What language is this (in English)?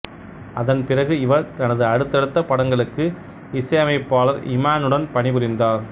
Tamil